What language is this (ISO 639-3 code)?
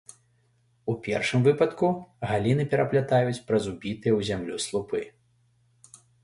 bel